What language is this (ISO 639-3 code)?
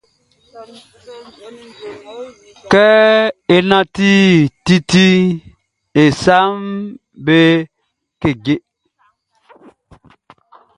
bci